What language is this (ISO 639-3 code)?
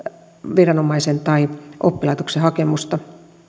fin